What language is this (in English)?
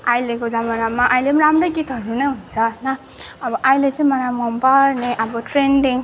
Nepali